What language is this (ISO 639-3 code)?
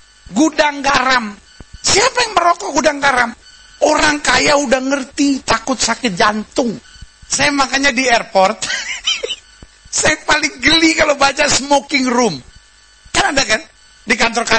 ind